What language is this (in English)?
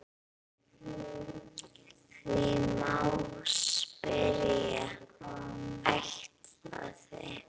Icelandic